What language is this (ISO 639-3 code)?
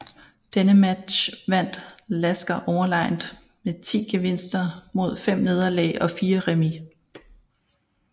dan